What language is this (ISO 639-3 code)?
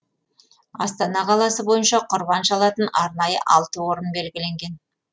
kaz